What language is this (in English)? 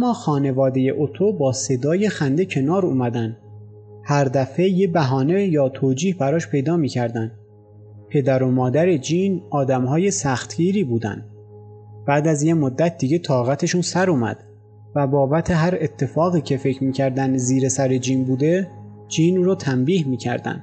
Persian